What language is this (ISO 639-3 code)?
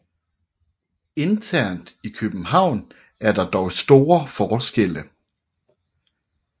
dan